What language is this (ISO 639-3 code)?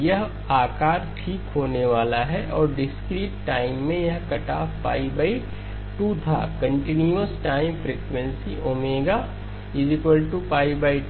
hin